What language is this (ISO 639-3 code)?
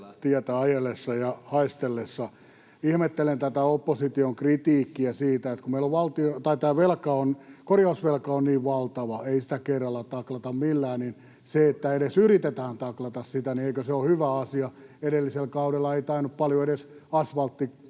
fin